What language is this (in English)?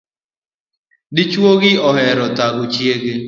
Luo (Kenya and Tanzania)